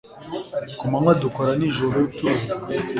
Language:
Kinyarwanda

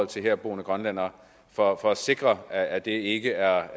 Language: Danish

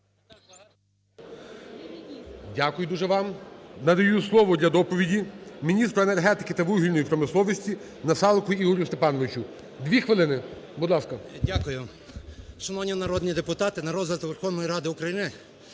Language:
Ukrainian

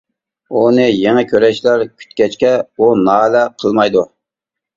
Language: Uyghur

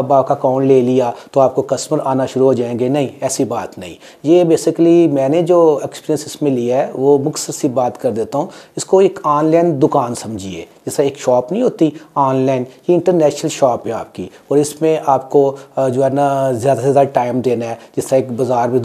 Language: Indonesian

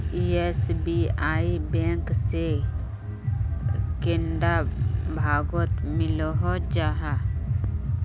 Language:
Magahi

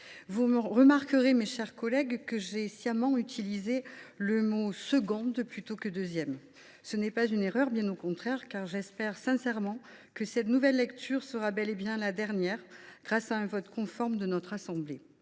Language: French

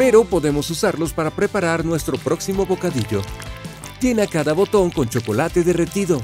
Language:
Spanish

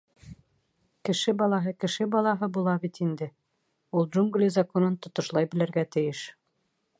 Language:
Bashkir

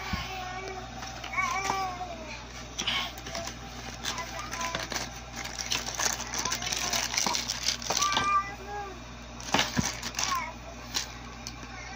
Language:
Filipino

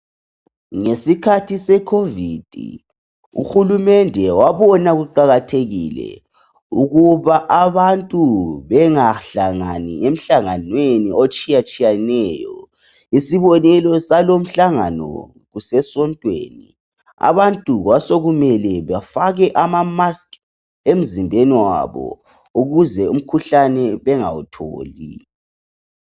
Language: North Ndebele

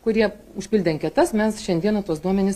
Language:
Lithuanian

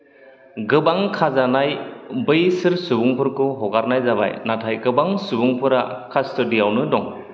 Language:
Bodo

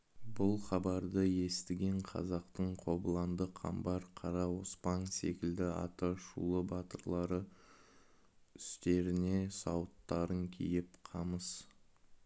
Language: Kazakh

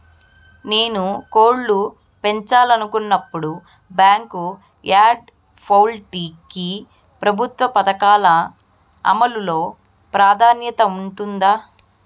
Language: Telugu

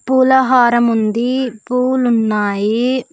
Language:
Telugu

